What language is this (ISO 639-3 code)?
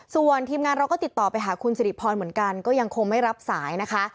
tha